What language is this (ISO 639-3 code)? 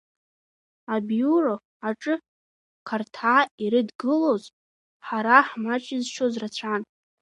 abk